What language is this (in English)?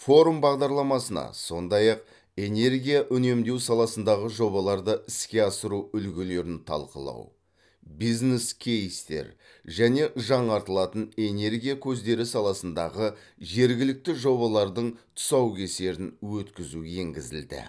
Kazakh